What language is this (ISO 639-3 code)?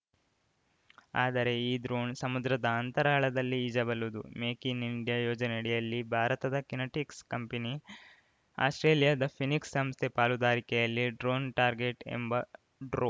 kan